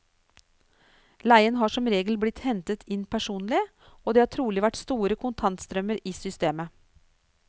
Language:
Norwegian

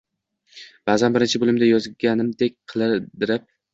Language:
Uzbek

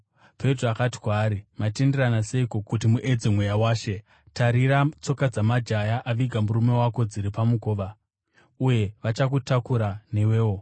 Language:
Shona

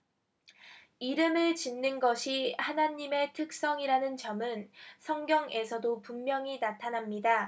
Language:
Korean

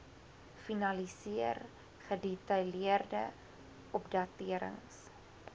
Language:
Afrikaans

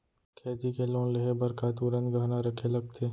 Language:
Chhattisgarhi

